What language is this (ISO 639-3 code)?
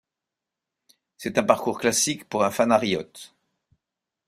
fra